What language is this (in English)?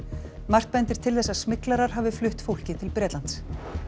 Icelandic